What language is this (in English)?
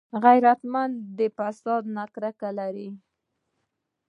Pashto